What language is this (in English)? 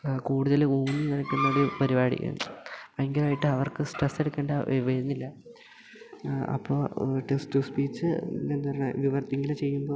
Malayalam